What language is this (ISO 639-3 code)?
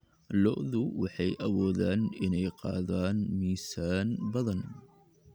som